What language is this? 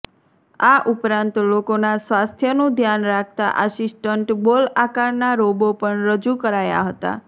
Gujarati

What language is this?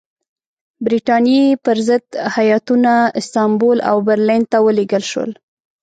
Pashto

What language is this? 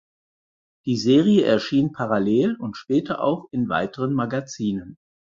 German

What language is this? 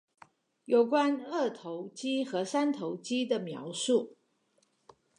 Chinese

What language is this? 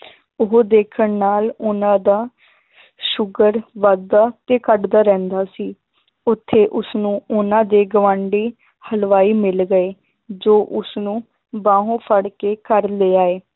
Punjabi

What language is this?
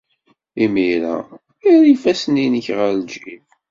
Kabyle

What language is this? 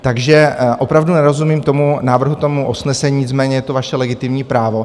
Czech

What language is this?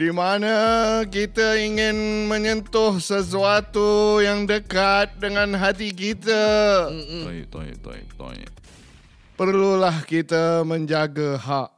Malay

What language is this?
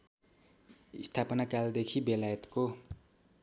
Nepali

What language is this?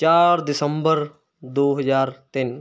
Punjabi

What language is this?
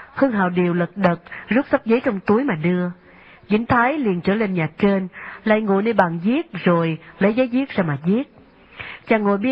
Vietnamese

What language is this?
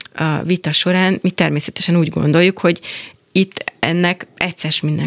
Hungarian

